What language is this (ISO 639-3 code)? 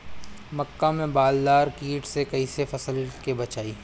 bho